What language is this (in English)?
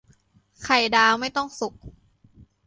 Thai